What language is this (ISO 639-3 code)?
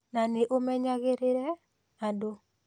kik